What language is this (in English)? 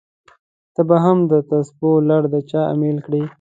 Pashto